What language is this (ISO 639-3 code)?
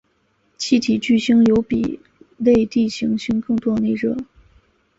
zho